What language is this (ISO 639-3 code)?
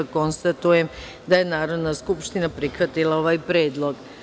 srp